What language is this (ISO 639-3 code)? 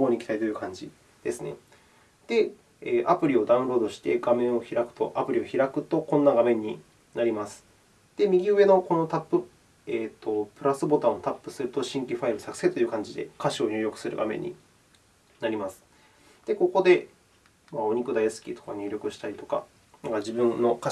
jpn